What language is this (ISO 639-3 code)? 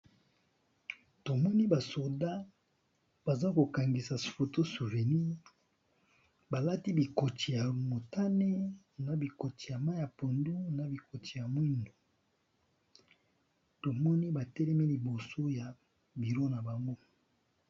lin